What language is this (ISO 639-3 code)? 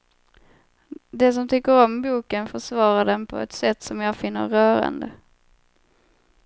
swe